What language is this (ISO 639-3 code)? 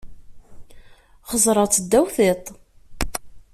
kab